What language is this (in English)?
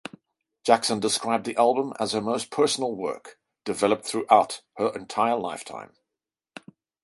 English